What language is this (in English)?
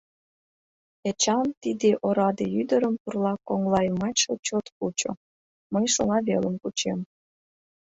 Mari